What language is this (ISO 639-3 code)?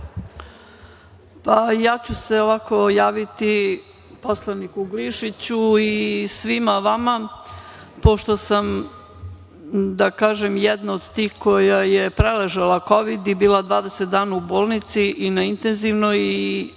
srp